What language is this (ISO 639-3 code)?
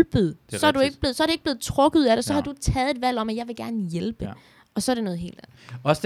dan